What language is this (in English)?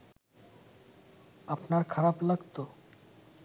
Bangla